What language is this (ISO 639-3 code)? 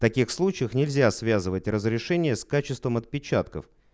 rus